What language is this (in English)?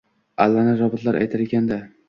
Uzbek